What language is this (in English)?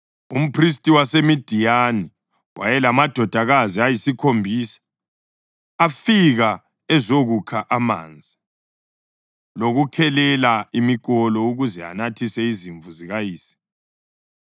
North Ndebele